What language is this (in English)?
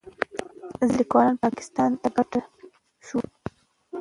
Pashto